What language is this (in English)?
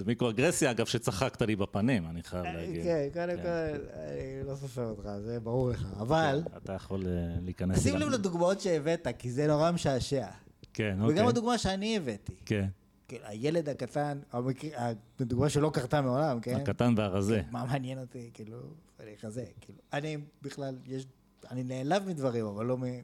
Hebrew